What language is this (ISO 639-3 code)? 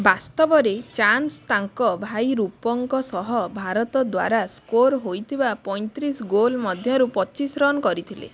ori